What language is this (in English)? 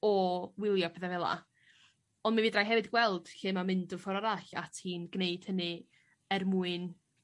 Welsh